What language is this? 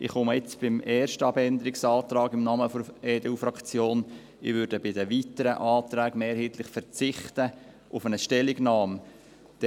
Swiss German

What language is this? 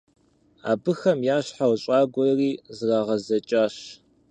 Kabardian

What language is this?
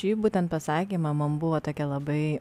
Lithuanian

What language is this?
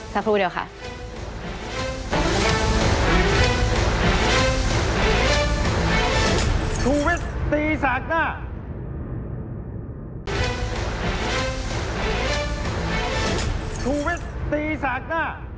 Thai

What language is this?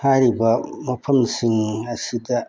Manipuri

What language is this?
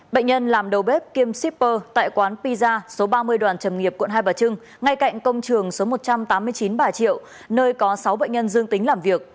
Vietnamese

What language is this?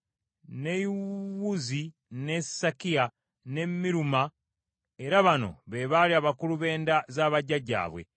Ganda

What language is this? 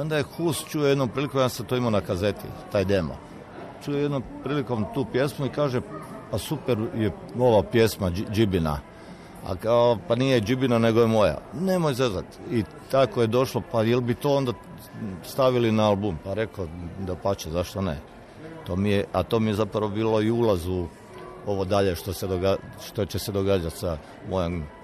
Croatian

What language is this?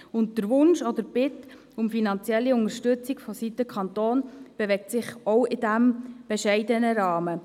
Swiss German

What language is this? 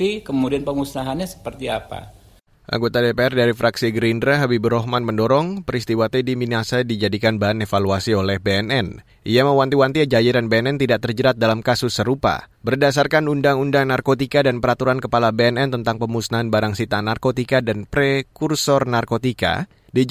Indonesian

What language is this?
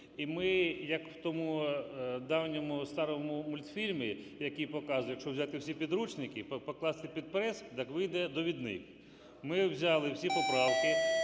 Ukrainian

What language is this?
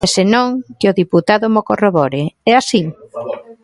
Galician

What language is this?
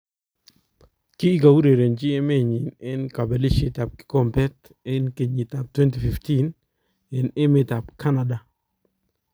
Kalenjin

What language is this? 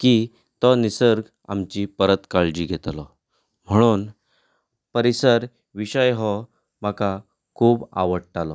Konkani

